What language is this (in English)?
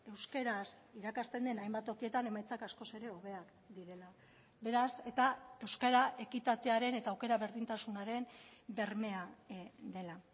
Basque